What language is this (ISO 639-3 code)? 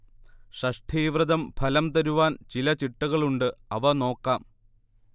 mal